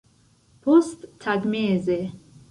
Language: Esperanto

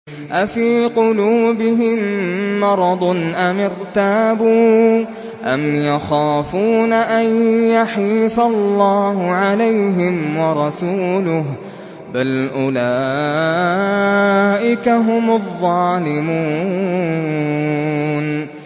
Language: Arabic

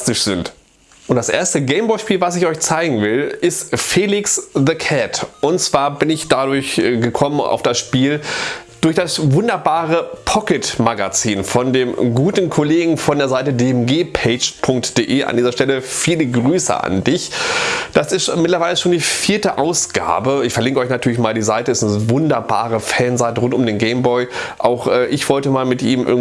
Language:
German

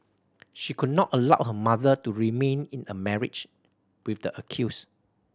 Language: English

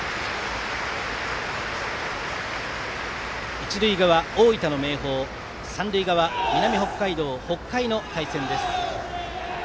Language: Japanese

